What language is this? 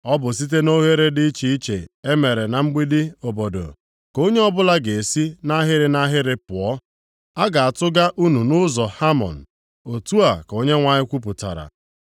Igbo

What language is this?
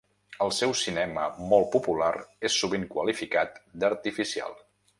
Catalan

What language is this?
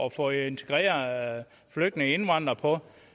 Danish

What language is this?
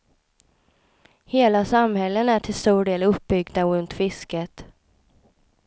Swedish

